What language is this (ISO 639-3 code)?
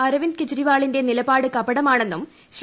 mal